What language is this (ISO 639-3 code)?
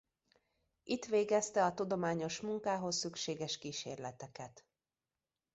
hun